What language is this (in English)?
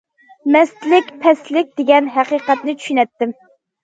Uyghur